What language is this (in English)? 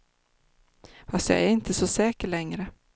Swedish